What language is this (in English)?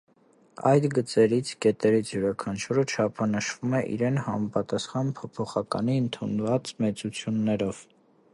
Armenian